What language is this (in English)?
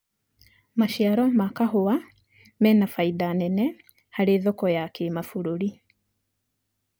Kikuyu